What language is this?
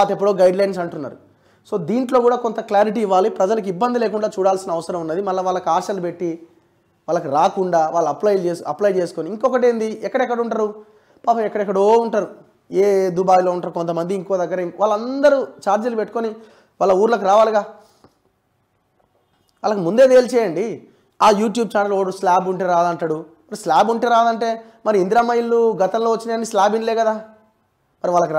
Telugu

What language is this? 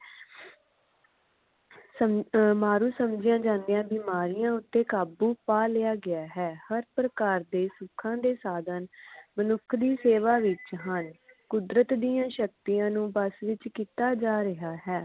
Punjabi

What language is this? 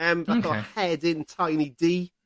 Welsh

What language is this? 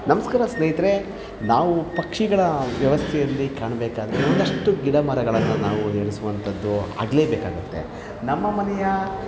Kannada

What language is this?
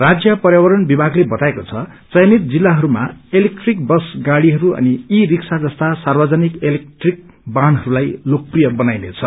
Nepali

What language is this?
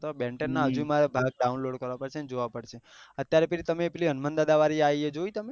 Gujarati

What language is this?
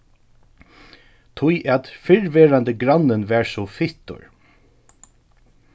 Faroese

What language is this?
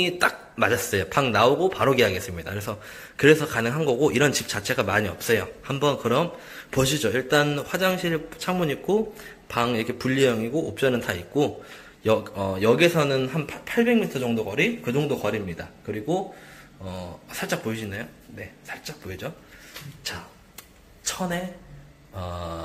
Korean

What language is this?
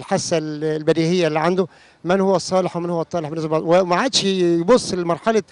Arabic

